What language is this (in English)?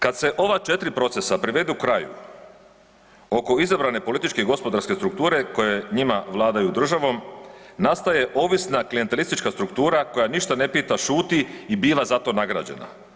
Croatian